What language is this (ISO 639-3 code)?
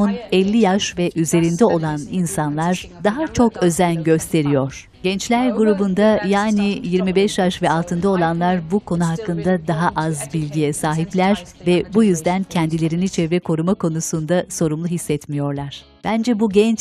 tur